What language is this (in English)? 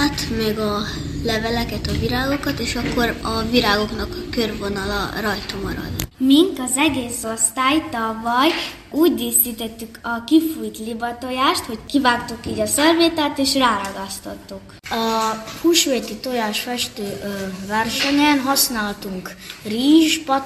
Hungarian